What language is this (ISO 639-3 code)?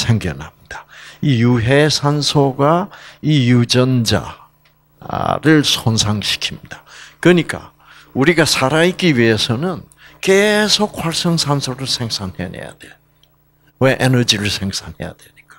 kor